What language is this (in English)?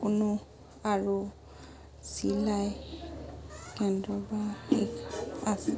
Assamese